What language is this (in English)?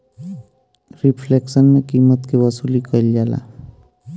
Bhojpuri